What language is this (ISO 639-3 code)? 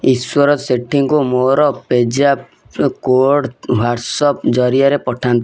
ori